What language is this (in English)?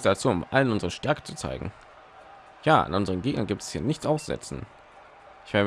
German